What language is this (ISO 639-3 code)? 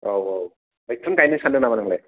brx